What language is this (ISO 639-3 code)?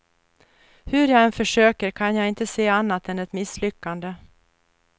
swe